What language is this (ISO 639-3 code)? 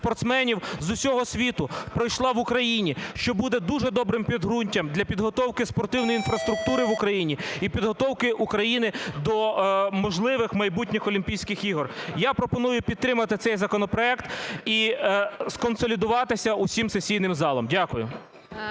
ukr